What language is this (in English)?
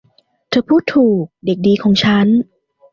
Thai